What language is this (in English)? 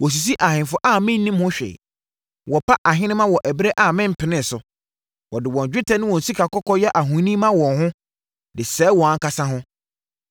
Akan